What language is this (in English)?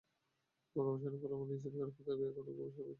Bangla